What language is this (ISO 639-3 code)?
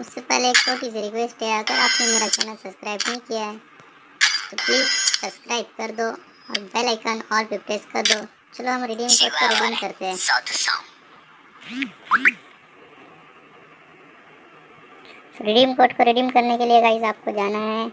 hin